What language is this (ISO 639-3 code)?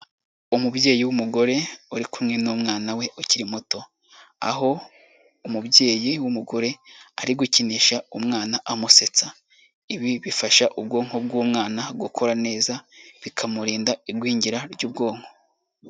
kin